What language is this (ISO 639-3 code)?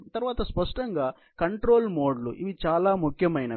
tel